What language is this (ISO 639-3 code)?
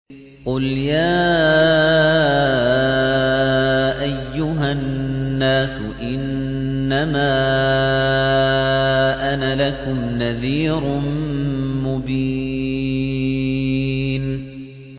ara